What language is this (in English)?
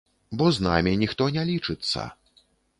Belarusian